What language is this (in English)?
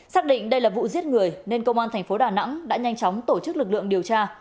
Vietnamese